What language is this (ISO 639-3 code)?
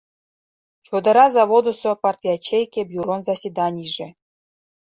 chm